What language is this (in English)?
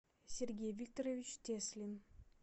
Russian